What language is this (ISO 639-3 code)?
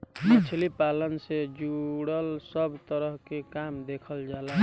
bho